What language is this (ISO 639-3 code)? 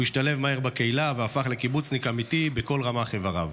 heb